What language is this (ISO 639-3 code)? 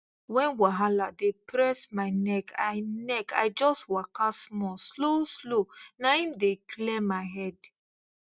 pcm